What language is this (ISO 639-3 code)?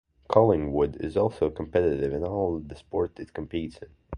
eng